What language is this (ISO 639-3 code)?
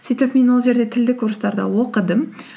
kaz